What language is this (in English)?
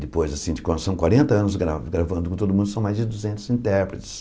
Portuguese